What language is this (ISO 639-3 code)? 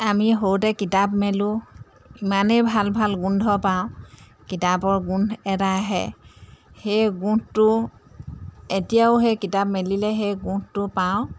asm